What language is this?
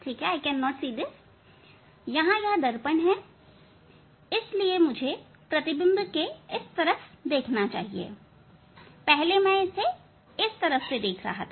Hindi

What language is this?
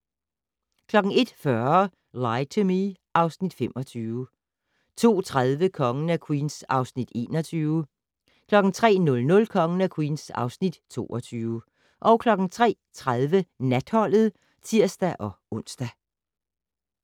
Danish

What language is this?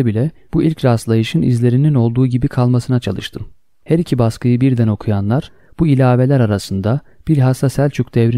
Turkish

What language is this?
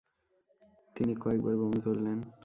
Bangla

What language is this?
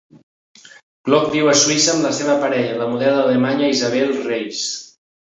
Catalan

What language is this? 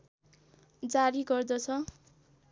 Nepali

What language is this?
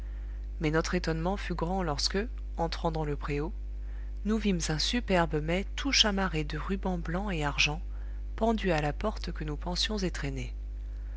French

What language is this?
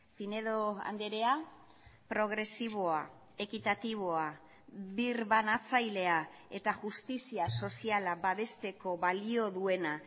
Basque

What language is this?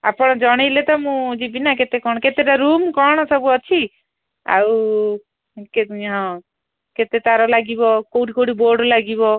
Odia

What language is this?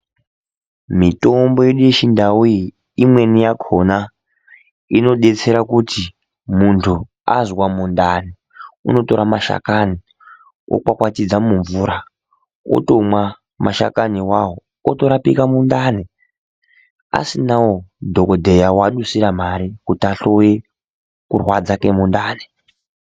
Ndau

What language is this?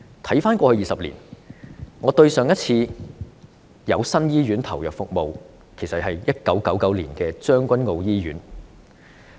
Cantonese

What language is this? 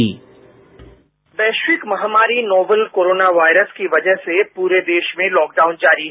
Hindi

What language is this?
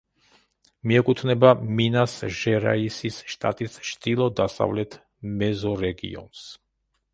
Georgian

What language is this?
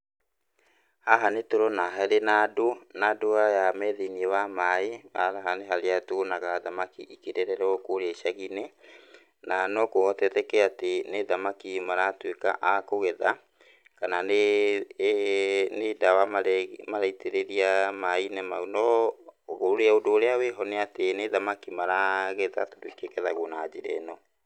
Kikuyu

